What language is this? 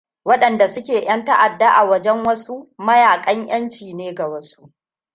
Hausa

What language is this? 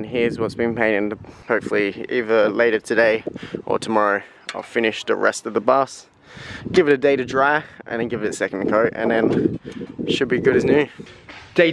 English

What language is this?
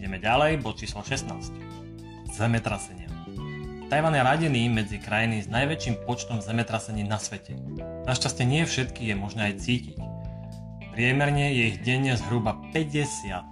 Slovak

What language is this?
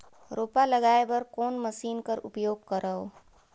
Chhattisgarhi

